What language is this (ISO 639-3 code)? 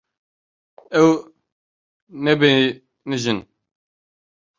kur